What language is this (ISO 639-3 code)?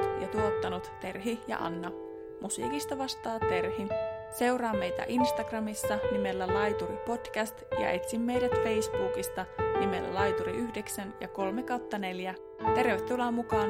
fin